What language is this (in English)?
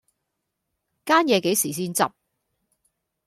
Cantonese